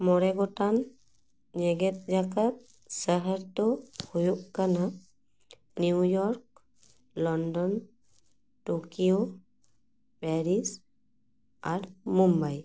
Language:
Santali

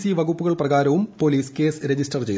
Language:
Malayalam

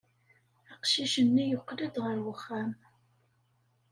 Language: Kabyle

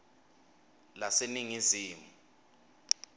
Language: Swati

